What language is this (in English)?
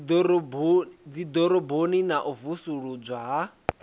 Venda